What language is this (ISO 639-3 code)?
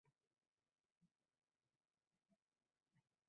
uzb